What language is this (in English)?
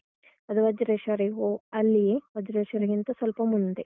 Kannada